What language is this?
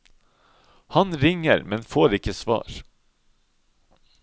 Norwegian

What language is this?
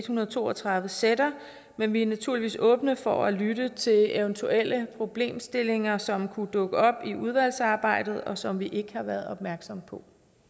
Danish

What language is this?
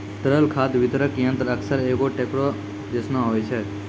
Maithili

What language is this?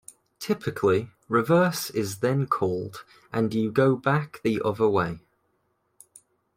English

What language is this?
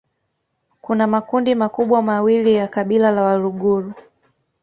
Swahili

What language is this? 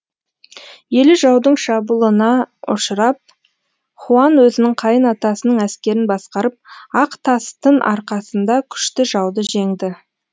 Kazakh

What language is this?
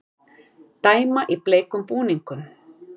Icelandic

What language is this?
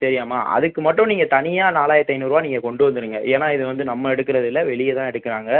Tamil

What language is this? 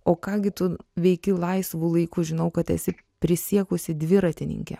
Lithuanian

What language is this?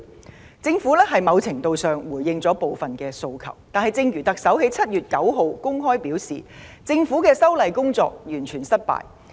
Cantonese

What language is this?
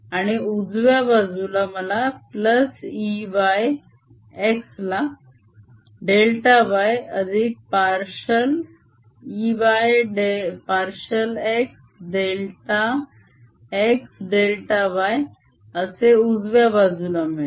Marathi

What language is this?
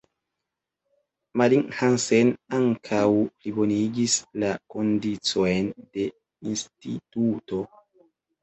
Esperanto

